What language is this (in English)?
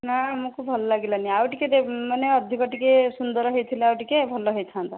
Odia